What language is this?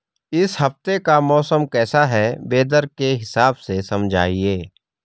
Hindi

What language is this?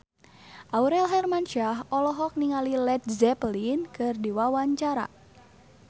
Sundanese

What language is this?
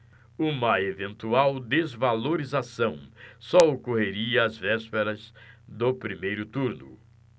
Portuguese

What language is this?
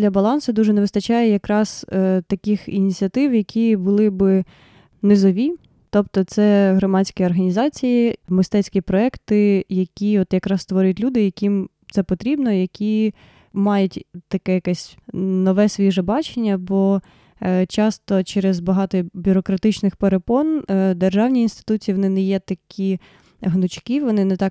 Ukrainian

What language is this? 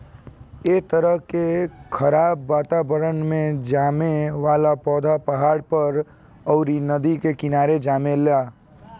Bhojpuri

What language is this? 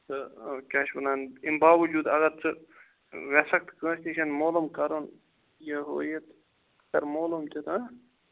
Kashmiri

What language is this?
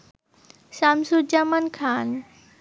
Bangla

